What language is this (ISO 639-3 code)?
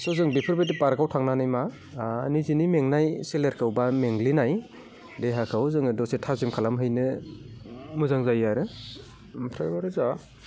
brx